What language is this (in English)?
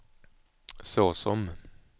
Swedish